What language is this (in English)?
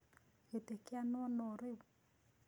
Kikuyu